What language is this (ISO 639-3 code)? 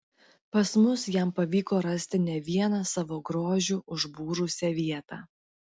lit